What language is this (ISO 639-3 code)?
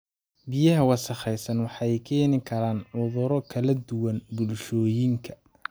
som